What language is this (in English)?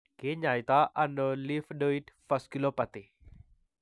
Kalenjin